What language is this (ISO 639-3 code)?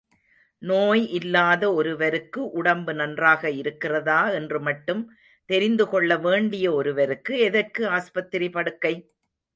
tam